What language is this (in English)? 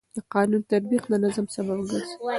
Pashto